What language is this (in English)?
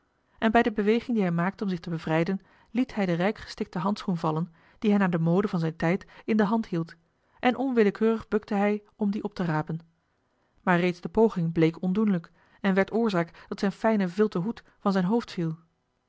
Dutch